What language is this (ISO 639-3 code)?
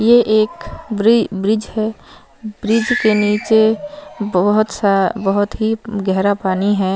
hin